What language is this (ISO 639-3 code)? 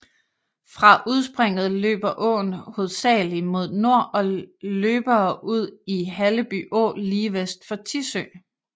dan